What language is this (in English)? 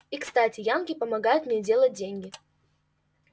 Russian